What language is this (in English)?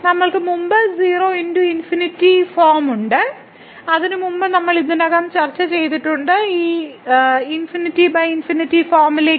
Malayalam